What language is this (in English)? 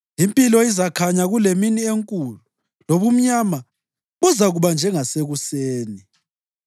North Ndebele